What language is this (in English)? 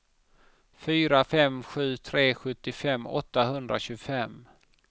Swedish